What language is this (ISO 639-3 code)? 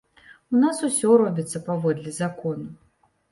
bel